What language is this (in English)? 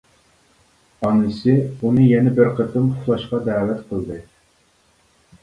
Uyghur